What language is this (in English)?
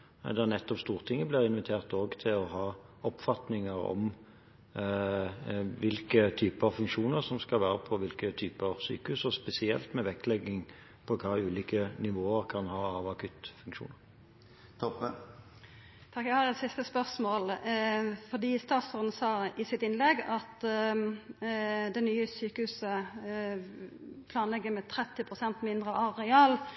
Norwegian